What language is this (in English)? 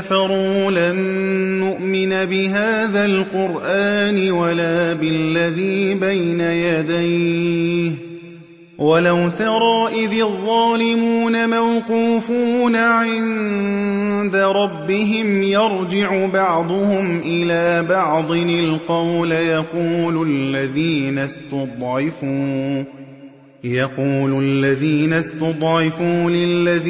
Arabic